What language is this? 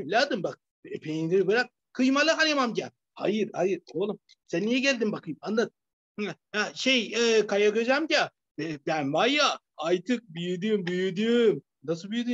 Turkish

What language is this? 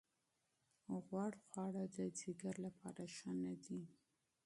Pashto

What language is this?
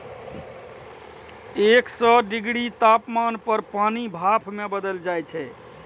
Maithili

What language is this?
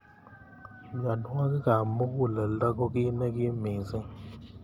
Kalenjin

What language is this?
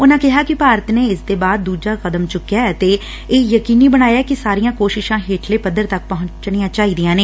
Punjabi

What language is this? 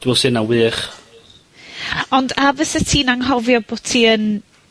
Welsh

